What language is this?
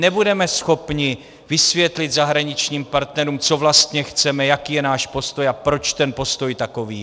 Czech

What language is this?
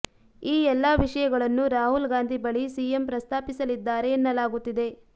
Kannada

